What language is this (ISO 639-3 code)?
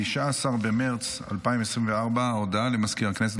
heb